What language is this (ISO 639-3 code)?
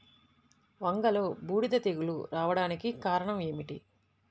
tel